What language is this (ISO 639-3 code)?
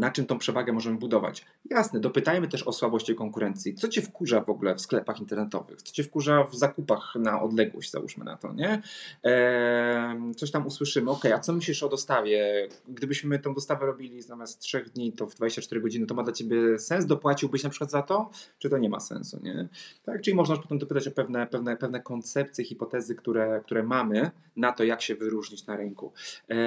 pol